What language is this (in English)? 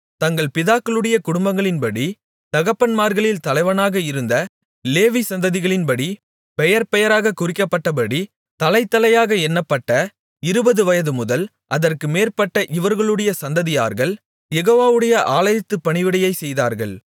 Tamil